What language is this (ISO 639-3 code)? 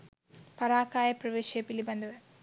sin